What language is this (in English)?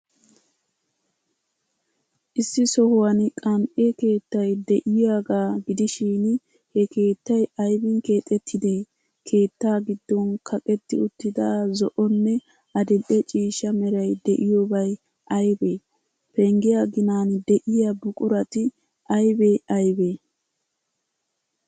Wolaytta